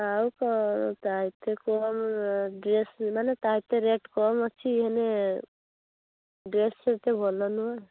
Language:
Odia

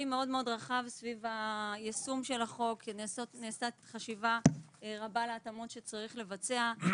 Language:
Hebrew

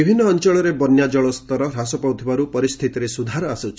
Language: Odia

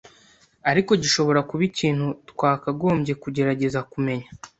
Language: Kinyarwanda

